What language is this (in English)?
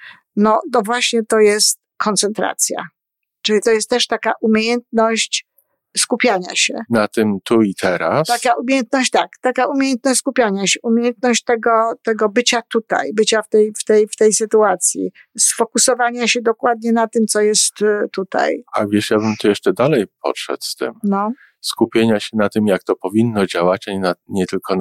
Polish